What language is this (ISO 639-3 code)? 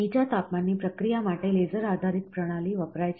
guj